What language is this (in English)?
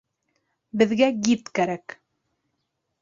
Bashkir